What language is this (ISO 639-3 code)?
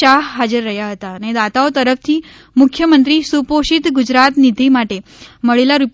guj